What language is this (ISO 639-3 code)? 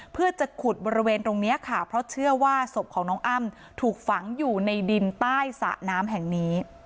tha